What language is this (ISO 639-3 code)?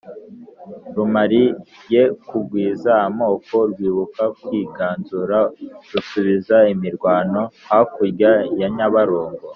kin